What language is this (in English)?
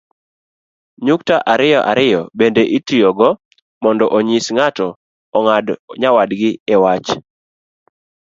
Luo (Kenya and Tanzania)